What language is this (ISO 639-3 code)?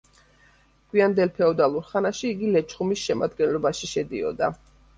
kat